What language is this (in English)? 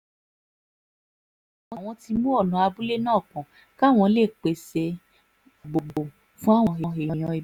Yoruba